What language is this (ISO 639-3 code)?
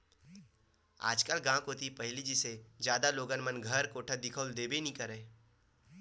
hne